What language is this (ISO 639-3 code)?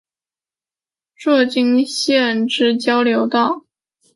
zho